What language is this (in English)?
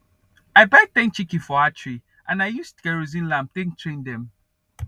Nigerian Pidgin